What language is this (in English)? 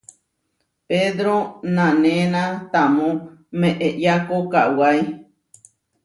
Huarijio